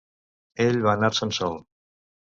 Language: Catalan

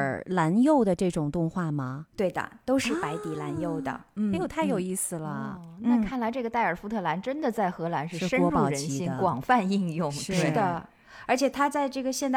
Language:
Chinese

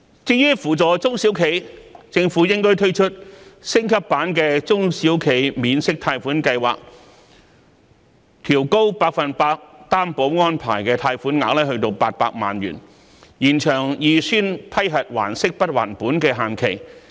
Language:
Cantonese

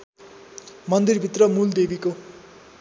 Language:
Nepali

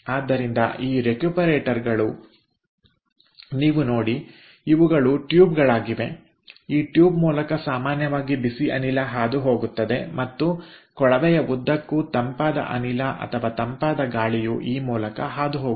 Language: Kannada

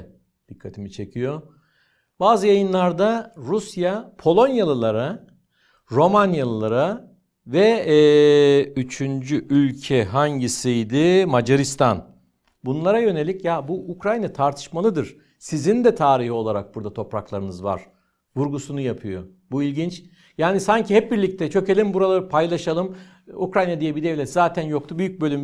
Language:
Turkish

